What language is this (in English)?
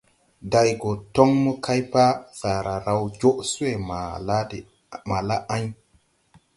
Tupuri